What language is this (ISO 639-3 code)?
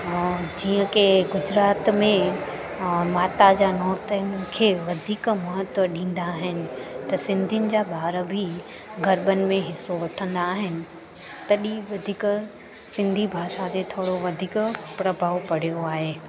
snd